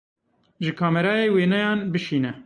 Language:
Kurdish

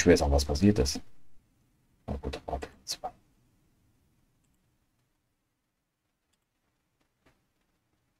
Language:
German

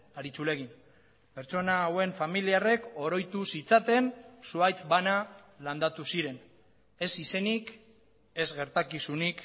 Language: Basque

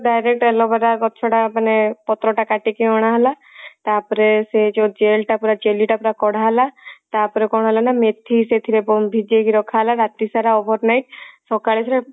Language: Odia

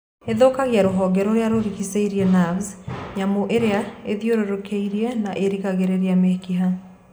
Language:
Kikuyu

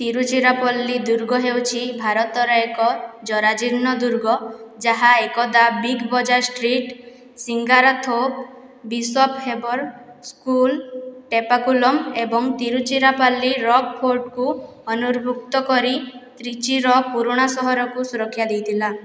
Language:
Odia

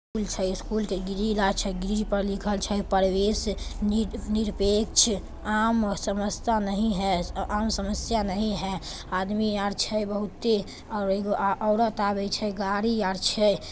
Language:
Magahi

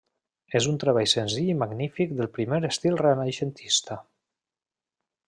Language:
Catalan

